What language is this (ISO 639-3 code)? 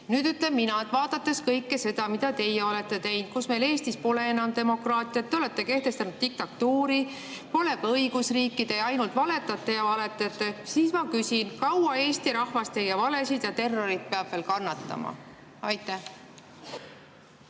est